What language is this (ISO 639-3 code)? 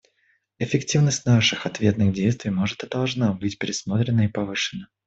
rus